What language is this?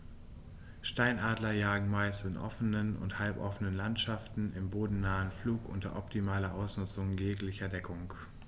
German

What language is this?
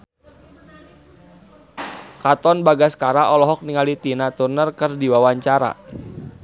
Sundanese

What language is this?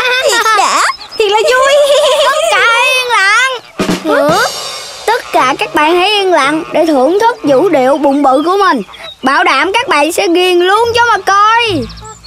Vietnamese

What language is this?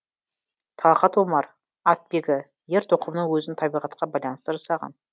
Kazakh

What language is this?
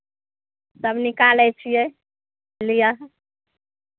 Maithili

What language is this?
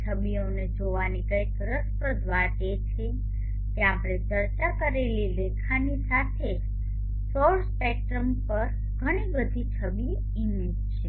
Gujarati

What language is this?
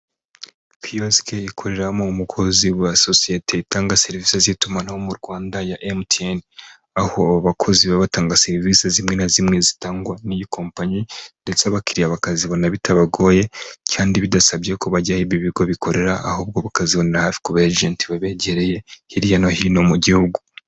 Kinyarwanda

